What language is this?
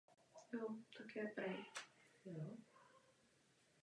Czech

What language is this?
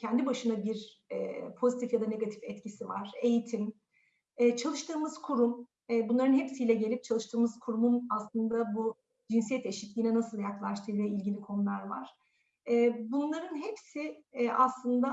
Turkish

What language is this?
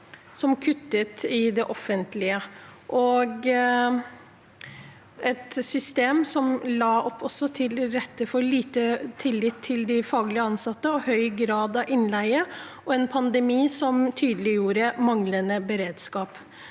Norwegian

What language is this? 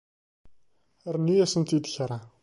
Kabyle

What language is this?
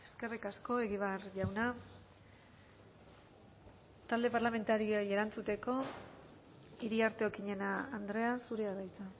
Basque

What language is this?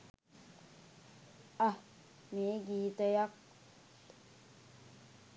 Sinhala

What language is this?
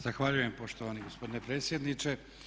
Croatian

